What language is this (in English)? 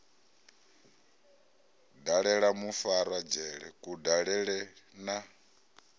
Venda